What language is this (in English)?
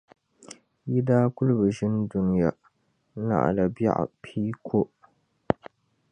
Dagbani